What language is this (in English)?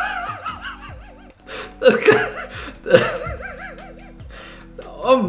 German